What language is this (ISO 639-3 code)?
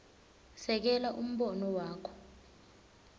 ssw